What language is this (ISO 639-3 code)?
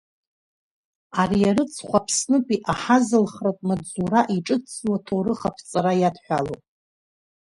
abk